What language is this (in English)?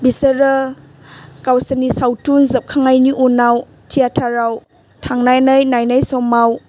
Bodo